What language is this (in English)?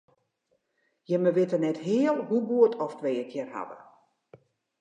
Western Frisian